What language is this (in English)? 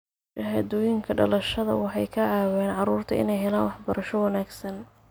Somali